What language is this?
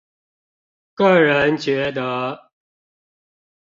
Chinese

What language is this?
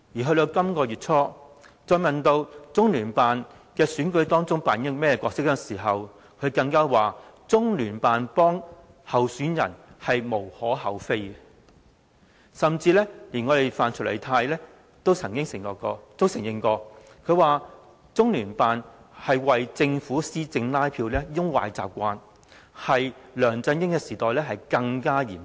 Cantonese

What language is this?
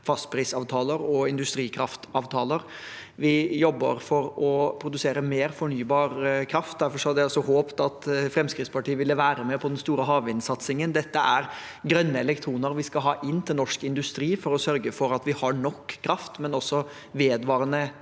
Norwegian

